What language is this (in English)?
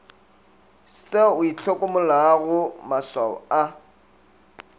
Northern Sotho